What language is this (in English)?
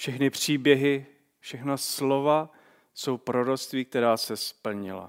Czech